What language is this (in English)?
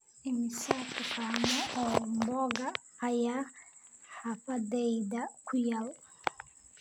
Somali